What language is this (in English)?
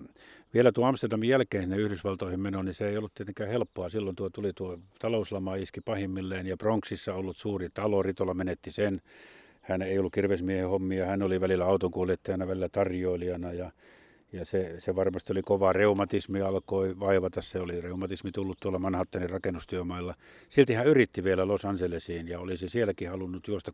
Finnish